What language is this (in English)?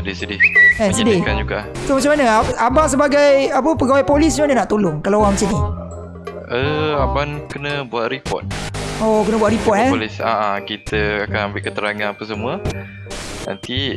Malay